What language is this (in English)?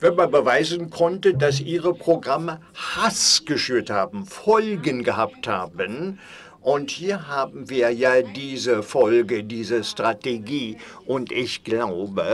German